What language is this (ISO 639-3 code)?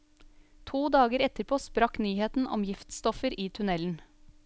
nor